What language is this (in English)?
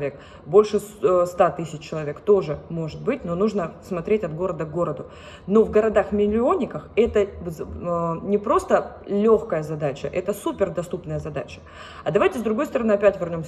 Russian